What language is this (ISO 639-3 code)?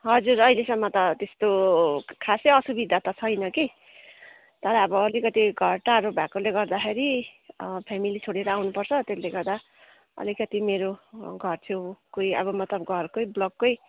nep